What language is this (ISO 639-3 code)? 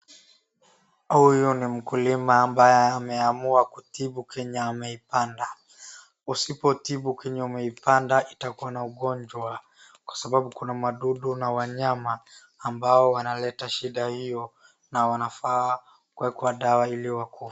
swa